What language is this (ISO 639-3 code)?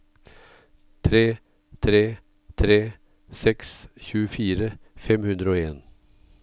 nor